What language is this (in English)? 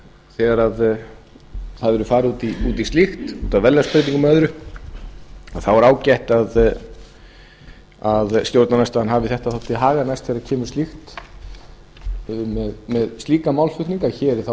Icelandic